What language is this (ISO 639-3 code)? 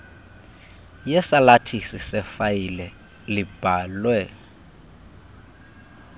xho